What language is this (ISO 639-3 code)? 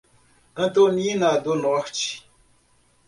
por